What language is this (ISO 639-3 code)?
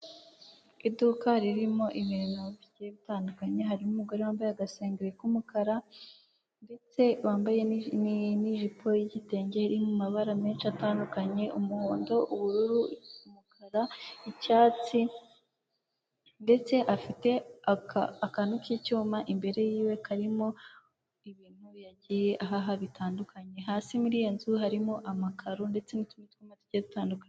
kin